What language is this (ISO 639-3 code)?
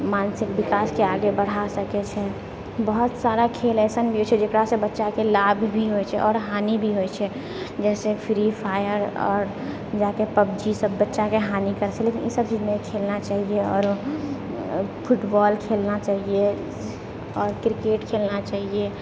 mai